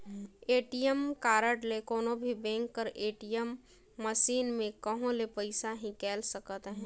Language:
Chhattisgarhi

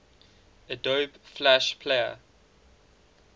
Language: English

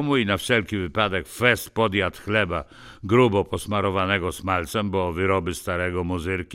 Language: Polish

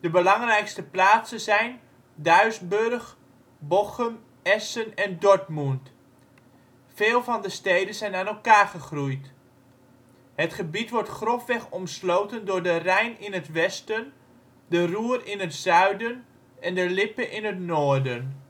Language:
Dutch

